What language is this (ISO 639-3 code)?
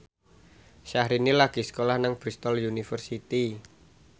jav